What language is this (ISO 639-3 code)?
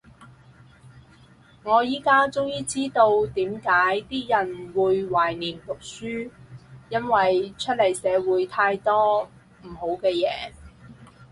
yue